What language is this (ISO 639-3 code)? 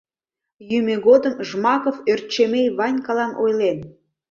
chm